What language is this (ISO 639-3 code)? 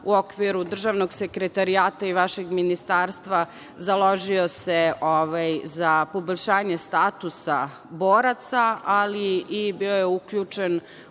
srp